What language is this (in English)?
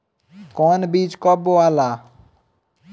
Bhojpuri